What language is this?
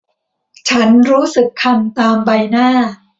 Thai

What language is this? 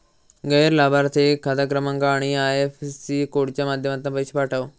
Marathi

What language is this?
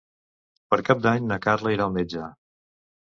Catalan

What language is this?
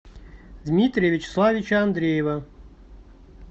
Russian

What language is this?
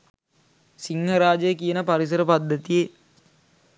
Sinhala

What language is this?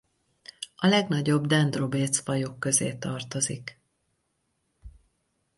Hungarian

